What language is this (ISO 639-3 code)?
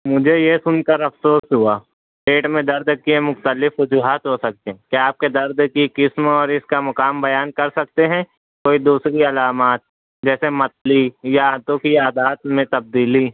urd